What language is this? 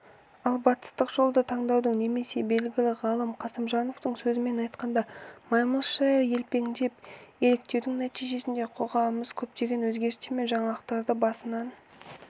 Kazakh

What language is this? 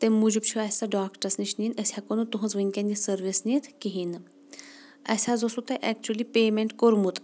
Kashmiri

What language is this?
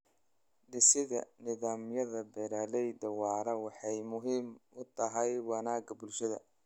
Somali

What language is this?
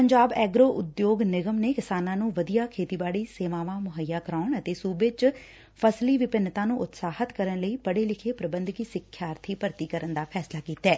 Punjabi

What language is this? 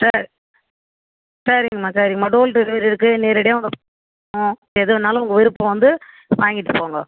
Tamil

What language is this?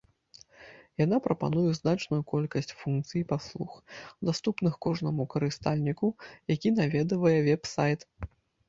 Belarusian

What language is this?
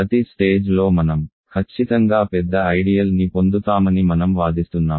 Telugu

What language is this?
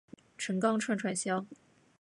Chinese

